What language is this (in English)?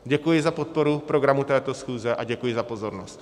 Czech